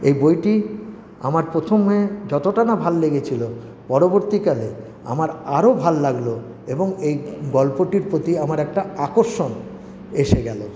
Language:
Bangla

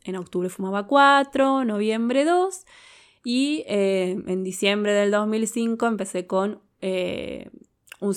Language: Spanish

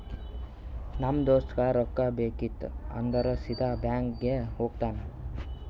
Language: Kannada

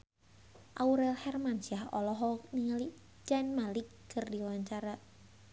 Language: Sundanese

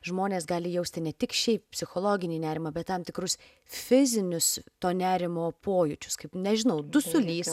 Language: Lithuanian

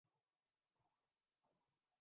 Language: Urdu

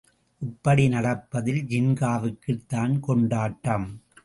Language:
Tamil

